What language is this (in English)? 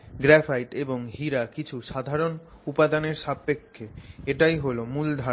Bangla